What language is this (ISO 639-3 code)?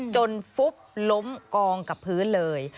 tha